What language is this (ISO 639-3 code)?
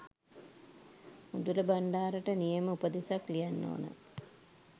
sin